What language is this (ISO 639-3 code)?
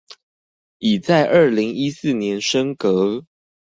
zho